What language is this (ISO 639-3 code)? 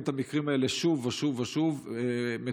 heb